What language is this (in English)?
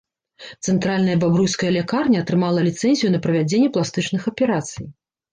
Belarusian